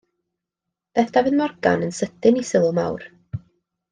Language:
Welsh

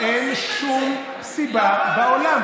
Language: Hebrew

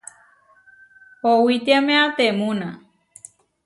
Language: Huarijio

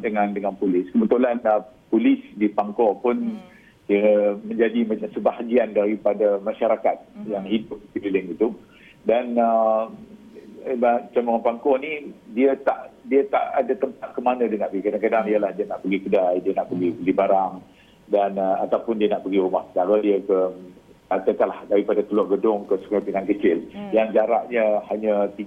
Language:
Malay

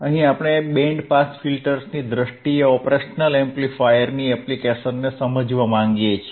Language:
Gujarati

